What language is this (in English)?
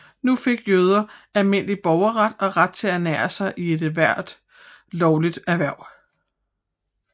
Danish